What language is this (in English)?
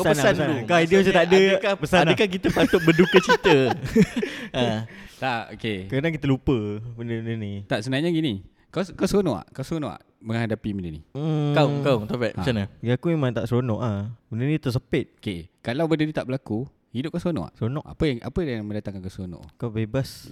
Malay